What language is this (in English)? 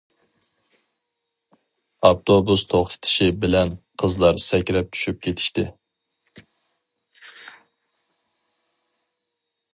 Uyghur